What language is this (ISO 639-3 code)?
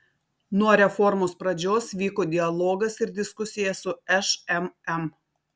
lit